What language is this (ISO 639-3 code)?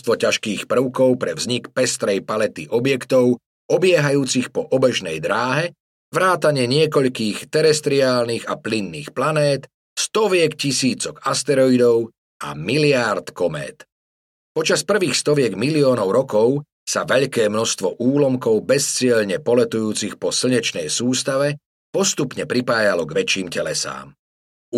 slk